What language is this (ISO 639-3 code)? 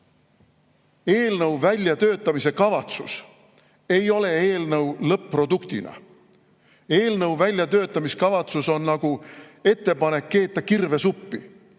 est